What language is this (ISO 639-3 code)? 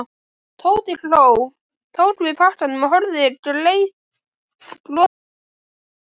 isl